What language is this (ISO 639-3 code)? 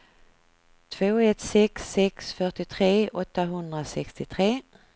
swe